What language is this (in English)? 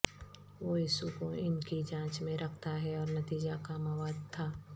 Urdu